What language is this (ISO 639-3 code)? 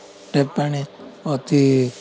ori